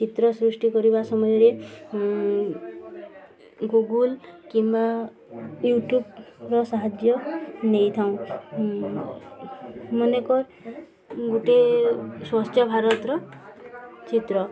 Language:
Odia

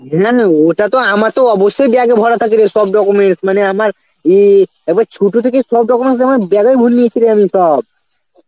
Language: Bangla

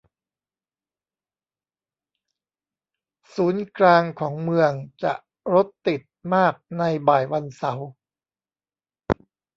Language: Thai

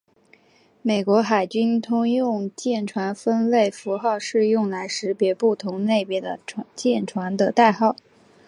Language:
Chinese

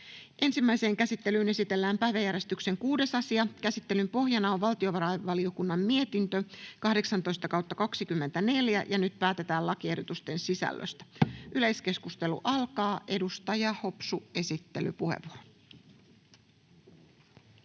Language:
Finnish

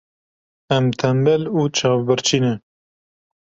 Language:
Kurdish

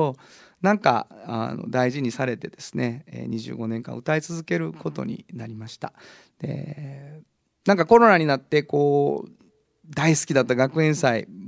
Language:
Japanese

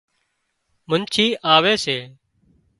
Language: Wadiyara Koli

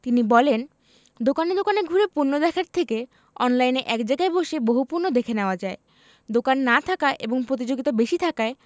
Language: Bangla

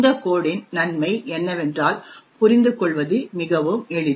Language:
Tamil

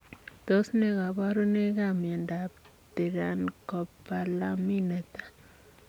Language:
Kalenjin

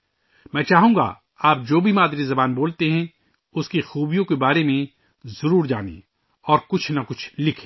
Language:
Urdu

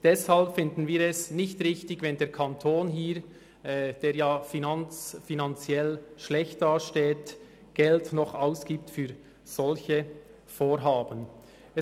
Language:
Swiss German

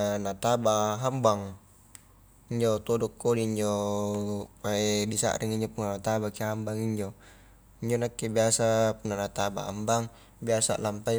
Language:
Highland Konjo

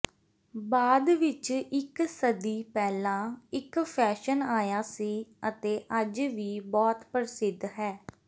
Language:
Punjabi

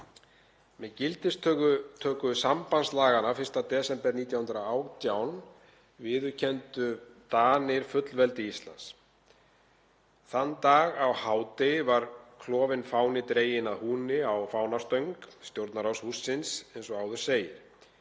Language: Icelandic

